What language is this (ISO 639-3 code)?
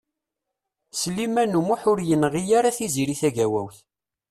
kab